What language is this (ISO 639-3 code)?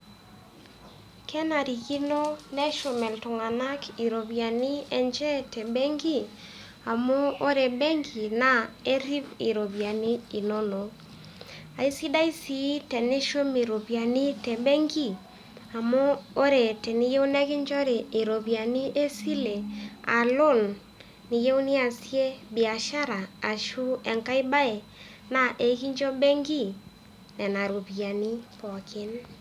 mas